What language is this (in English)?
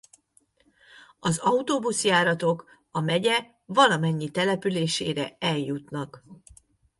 Hungarian